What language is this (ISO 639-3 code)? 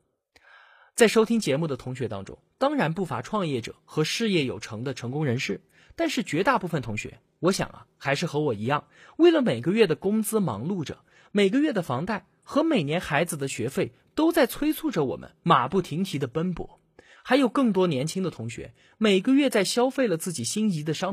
zho